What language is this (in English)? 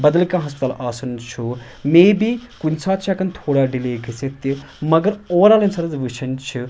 Kashmiri